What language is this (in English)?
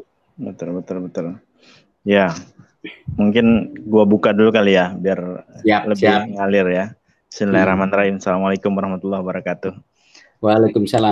Indonesian